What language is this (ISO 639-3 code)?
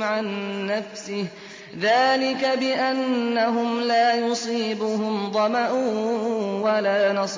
ara